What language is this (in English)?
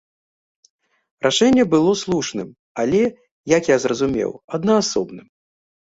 Belarusian